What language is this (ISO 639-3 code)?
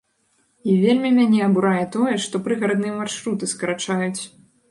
bel